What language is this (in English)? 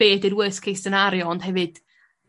Welsh